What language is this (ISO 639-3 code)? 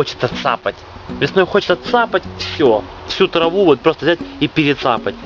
rus